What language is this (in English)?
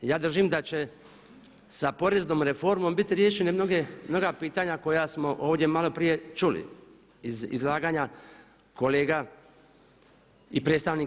Croatian